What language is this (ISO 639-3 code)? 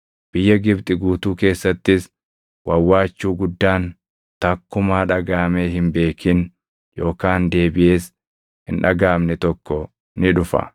orm